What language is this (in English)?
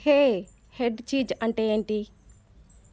Telugu